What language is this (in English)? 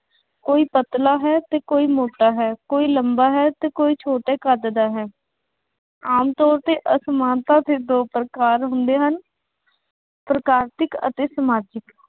Punjabi